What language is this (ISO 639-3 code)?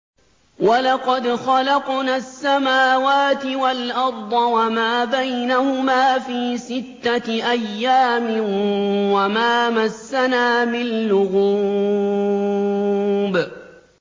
ara